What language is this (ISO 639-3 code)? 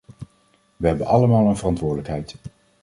nld